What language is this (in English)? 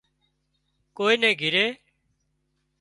Wadiyara Koli